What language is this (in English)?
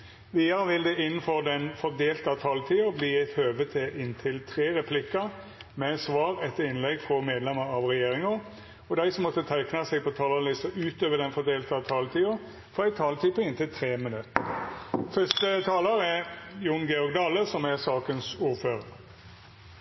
Norwegian Nynorsk